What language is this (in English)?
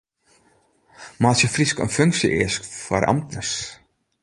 Western Frisian